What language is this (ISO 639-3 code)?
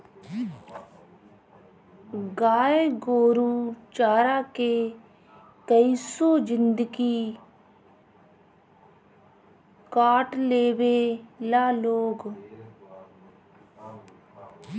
bho